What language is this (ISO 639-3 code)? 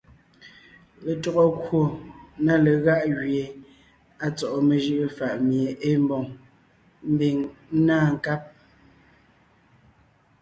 nnh